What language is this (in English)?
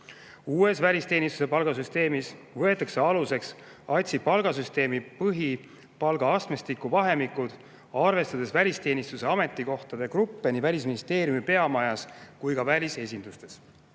Estonian